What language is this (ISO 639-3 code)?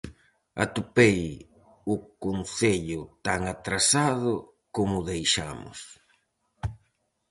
glg